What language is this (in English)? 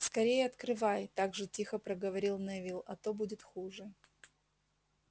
Russian